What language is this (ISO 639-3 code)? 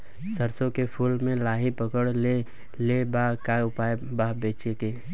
bho